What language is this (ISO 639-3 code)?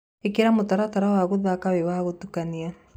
kik